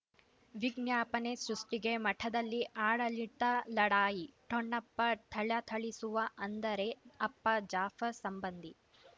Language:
Kannada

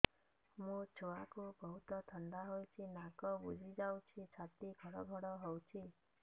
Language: Odia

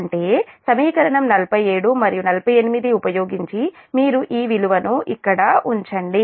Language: Telugu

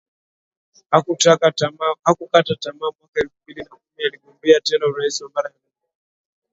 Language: Swahili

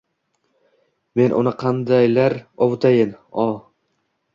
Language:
Uzbek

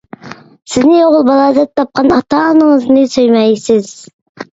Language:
Uyghur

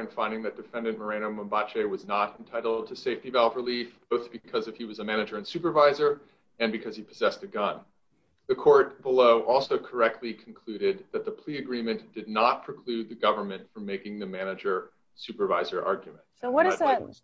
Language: English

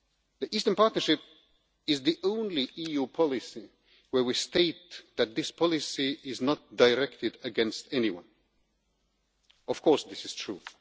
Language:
English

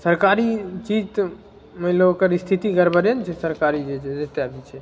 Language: Maithili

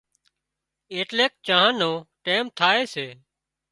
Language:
Wadiyara Koli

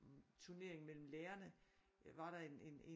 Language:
Danish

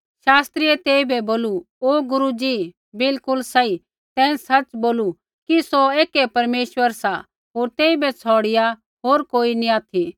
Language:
Kullu Pahari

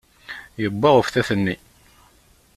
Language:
Kabyle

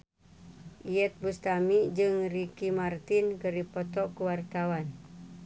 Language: Sundanese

